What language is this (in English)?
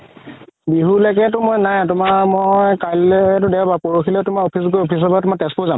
Assamese